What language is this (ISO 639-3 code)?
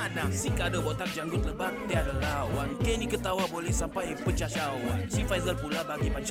msa